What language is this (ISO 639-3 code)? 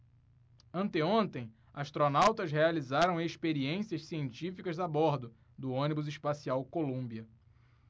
por